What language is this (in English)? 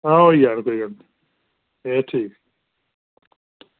Dogri